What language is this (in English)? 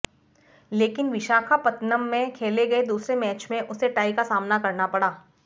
Hindi